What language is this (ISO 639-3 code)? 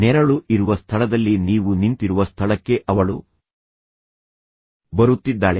kan